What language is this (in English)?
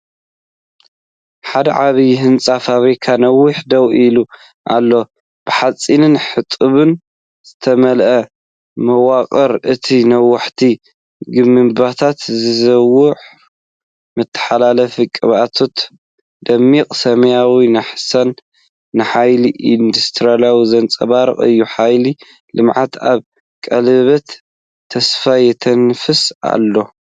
Tigrinya